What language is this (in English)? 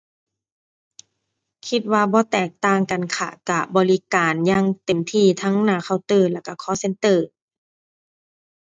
Thai